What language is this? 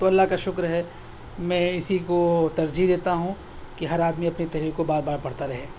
Urdu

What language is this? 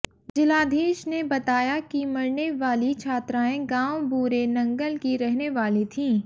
Hindi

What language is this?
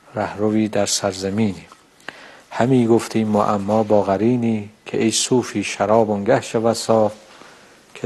Persian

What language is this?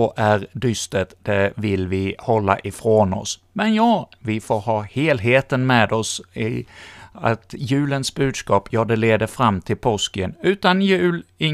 Swedish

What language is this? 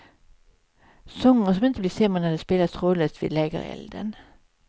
Swedish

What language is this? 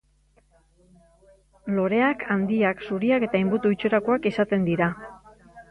Basque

